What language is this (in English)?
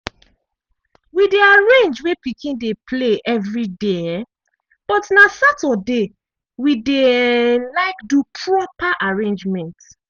Nigerian Pidgin